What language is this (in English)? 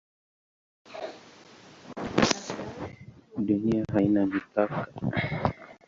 Swahili